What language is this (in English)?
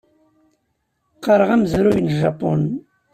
Kabyle